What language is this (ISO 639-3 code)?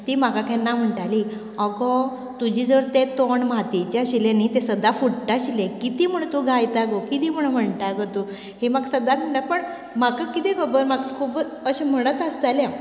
kok